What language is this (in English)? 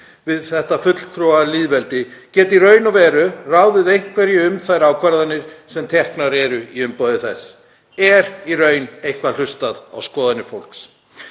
Icelandic